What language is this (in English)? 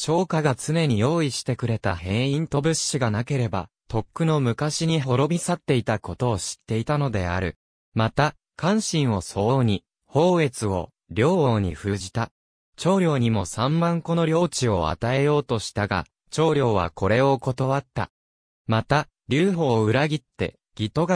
Japanese